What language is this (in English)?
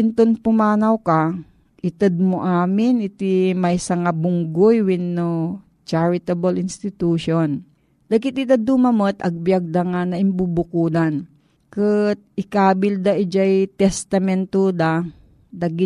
Filipino